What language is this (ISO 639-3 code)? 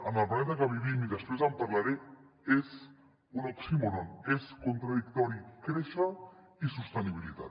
cat